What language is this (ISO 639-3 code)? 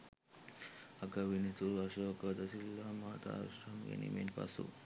sin